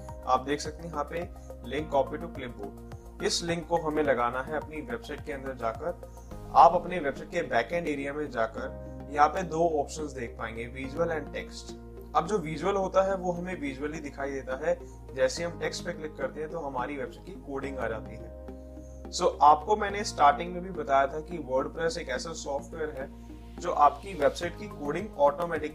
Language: Hindi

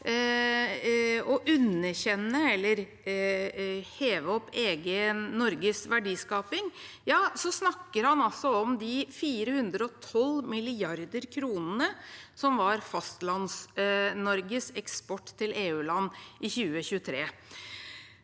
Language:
Norwegian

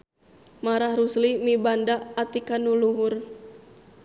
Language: Sundanese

